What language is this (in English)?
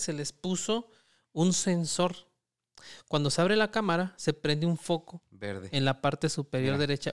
Spanish